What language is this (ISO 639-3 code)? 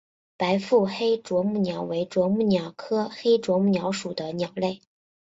zho